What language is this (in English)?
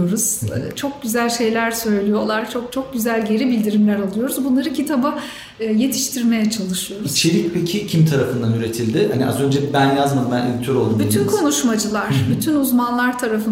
Turkish